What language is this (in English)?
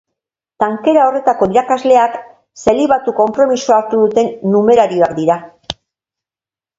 Basque